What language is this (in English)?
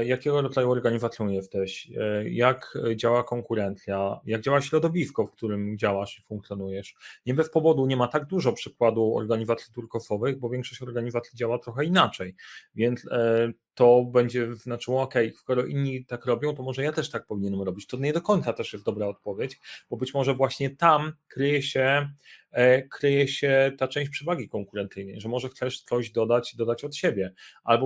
Polish